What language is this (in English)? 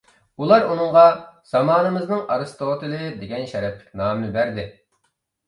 Uyghur